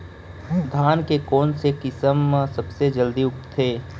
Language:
Chhattisgarhi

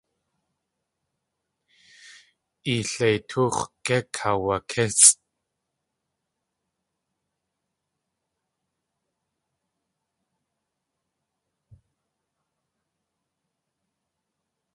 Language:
Tlingit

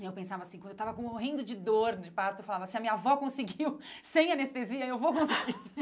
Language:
Portuguese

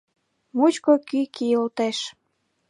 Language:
Mari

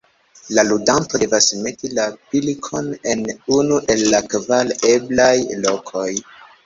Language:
Esperanto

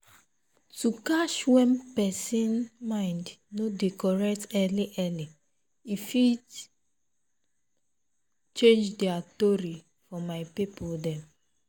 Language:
Nigerian Pidgin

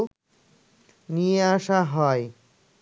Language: Bangla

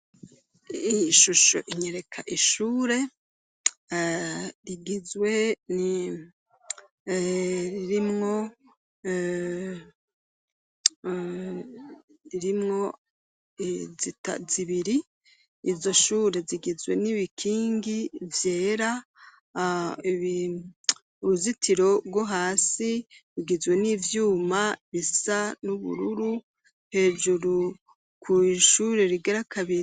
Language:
Rundi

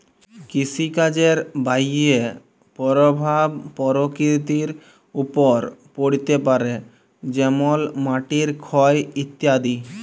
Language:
Bangla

